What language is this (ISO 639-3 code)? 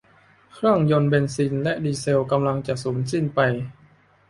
tha